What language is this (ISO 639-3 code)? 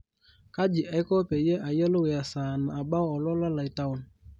mas